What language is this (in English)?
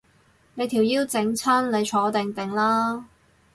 Cantonese